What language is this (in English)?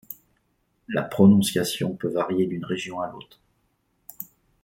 French